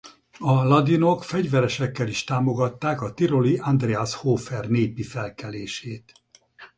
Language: Hungarian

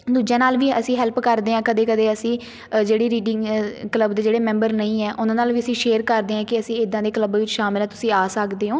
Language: Punjabi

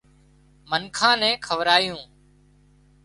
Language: Wadiyara Koli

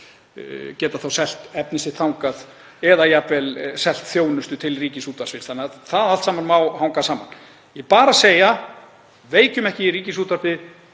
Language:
Icelandic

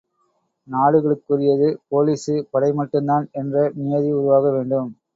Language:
Tamil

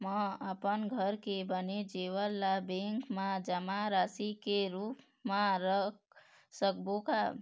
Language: Chhattisgarhi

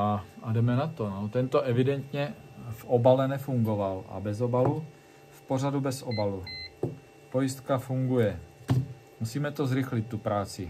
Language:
Czech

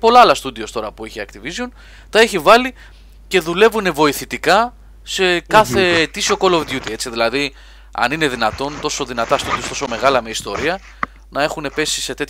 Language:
Greek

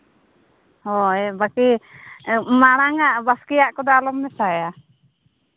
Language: Santali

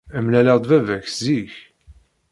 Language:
Kabyle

